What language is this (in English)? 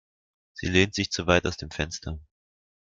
German